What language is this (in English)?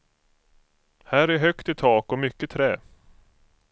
Swedish